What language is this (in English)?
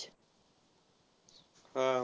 Marathi